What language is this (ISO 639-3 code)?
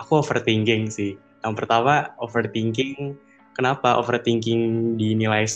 ind